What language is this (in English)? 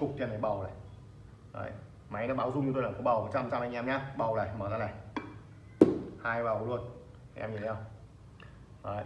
Vietnamese